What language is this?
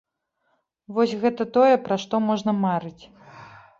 Belarusian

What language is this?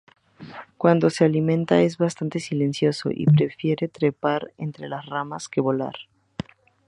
Spanish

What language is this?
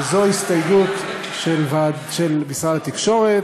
Hebrew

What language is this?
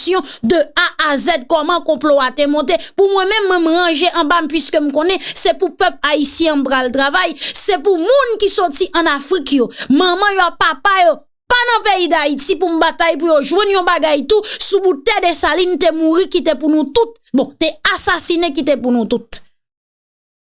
French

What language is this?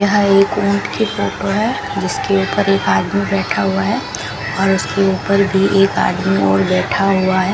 Hindi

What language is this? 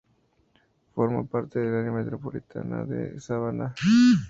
Spanish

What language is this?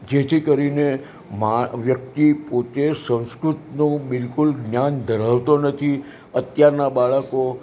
Gujarati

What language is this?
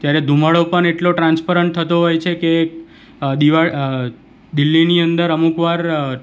Gujarati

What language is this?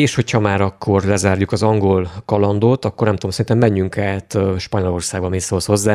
Hungarian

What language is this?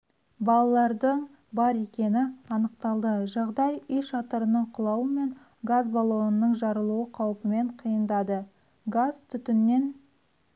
Kazakh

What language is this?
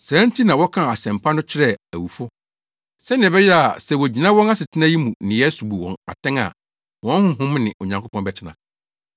Akan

